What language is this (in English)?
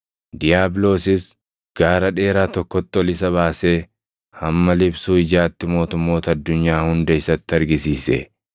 Oromo